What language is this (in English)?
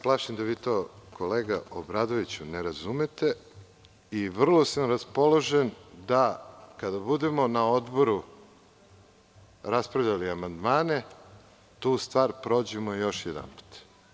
Serbian